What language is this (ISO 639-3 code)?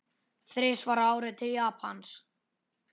isl